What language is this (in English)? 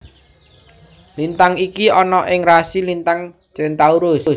Javanese